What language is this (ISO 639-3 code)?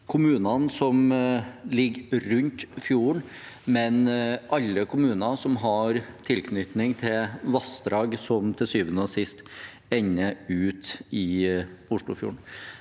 nor